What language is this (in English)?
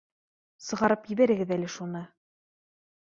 Bashkir